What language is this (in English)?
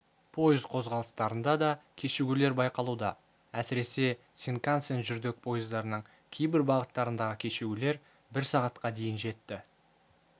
Kazakh